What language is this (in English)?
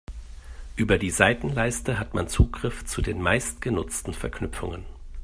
German